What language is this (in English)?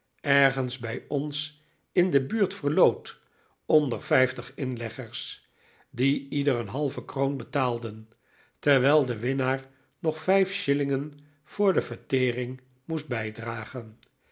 Dutch